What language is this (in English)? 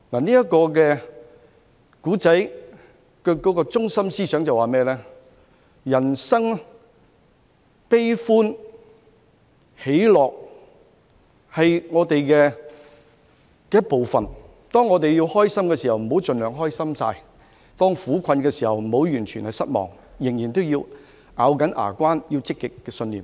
Cantonese